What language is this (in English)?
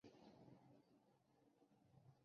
Chinese